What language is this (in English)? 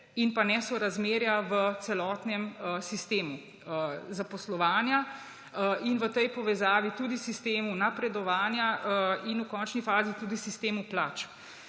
Slovenian